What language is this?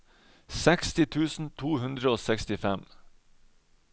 Norwegian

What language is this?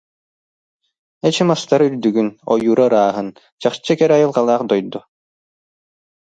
Yakut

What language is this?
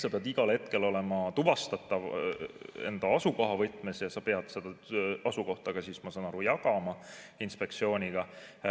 Estonian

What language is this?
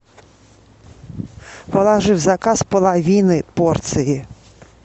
Russian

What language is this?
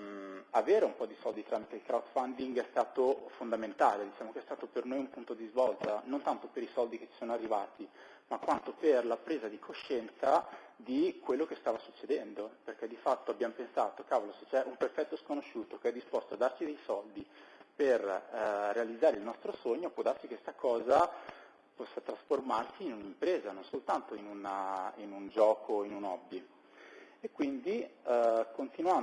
Italian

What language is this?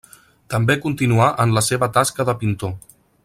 Catalan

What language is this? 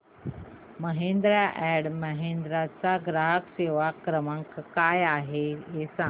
Marathi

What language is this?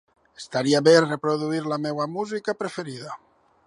Catalan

